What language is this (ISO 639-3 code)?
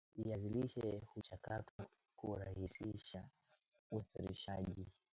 swa